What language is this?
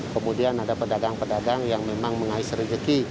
Indonesian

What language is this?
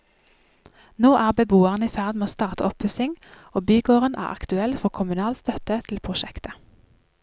Norwegian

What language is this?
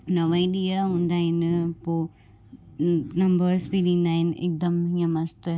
Sindhi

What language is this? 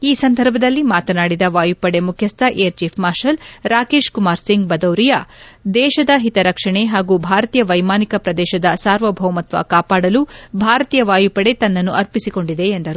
Kannada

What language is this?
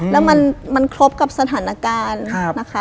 Thai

